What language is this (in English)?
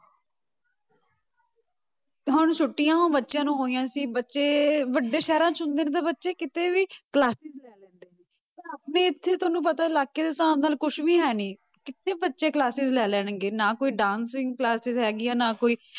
Punjabi